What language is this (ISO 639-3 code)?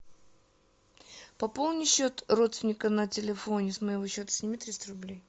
rus